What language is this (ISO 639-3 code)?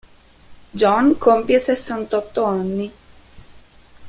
ita